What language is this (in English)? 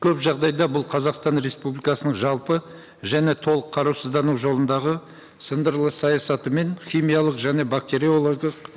Kazakh